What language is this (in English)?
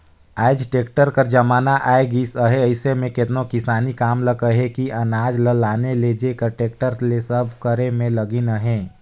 Chhattisgarhi